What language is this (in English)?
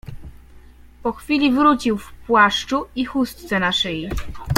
Polish